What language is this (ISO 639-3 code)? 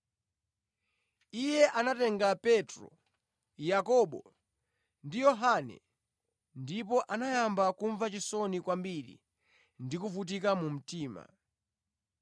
nya